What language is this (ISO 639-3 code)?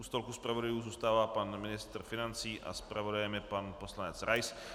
ces